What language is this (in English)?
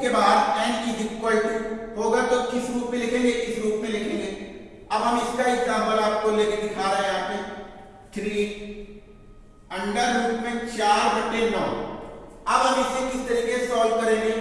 Hindi